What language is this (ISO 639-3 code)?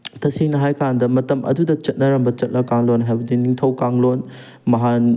mni